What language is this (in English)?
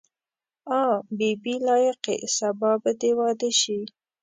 Pashto